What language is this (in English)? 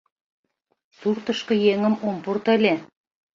Mari